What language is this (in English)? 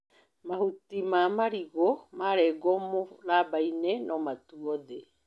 Kikuyu